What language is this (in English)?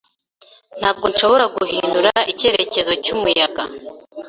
Kinyarwanda